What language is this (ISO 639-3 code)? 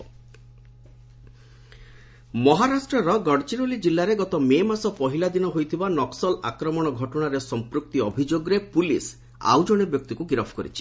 ori